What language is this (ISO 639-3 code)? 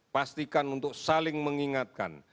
ind